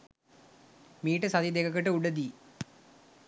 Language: Sinhala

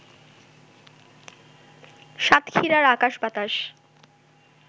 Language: Bangla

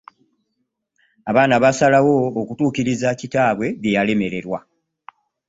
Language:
Ganda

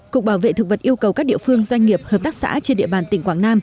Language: Vietnamese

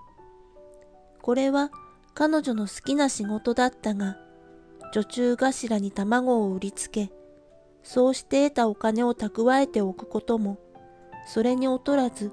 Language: Japanese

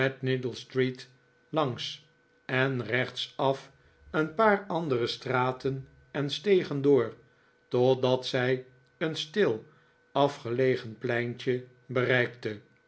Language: Dutch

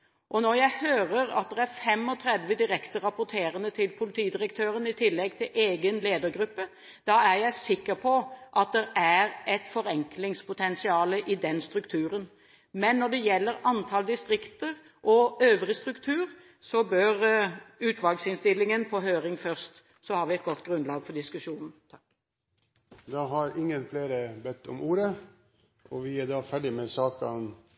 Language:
Norwegian Bokmål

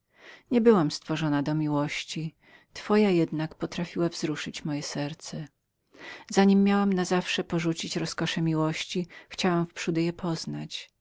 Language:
Polish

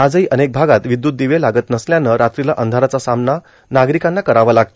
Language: Marathi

